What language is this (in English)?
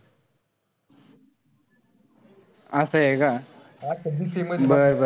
Marathi